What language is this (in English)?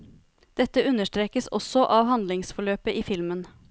Norwegian